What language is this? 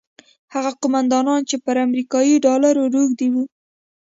Pashto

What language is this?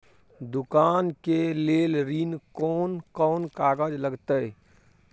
Maithili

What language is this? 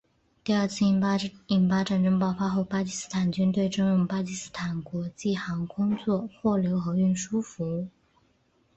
Chinese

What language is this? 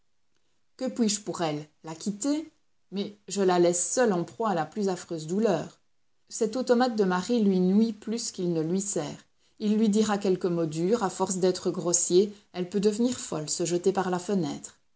French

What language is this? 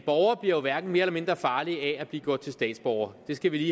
Danish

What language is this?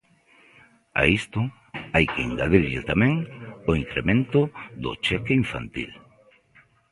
Galician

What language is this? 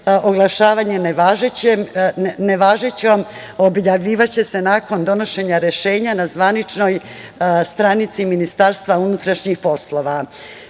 Serbian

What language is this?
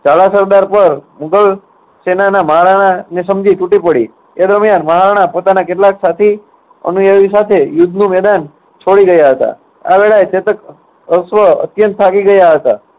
Gujarati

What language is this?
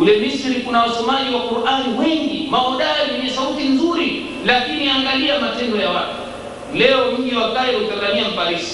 Swahili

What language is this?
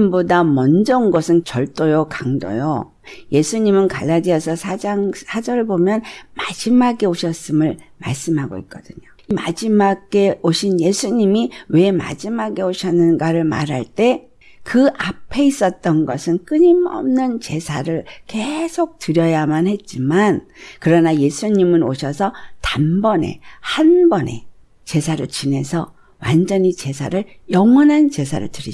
Korean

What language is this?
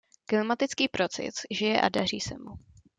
Czech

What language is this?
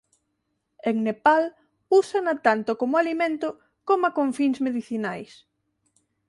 Galician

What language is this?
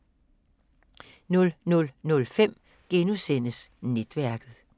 Danish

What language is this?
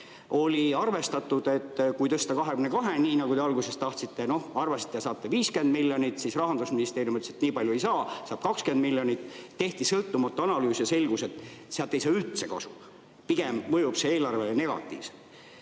Estonian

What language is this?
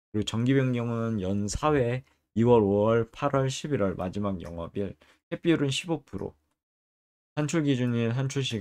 Korean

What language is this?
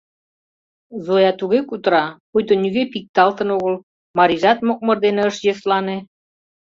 Mari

